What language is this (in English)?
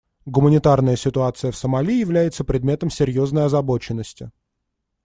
Russian